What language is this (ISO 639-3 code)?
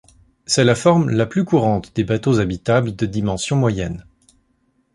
fra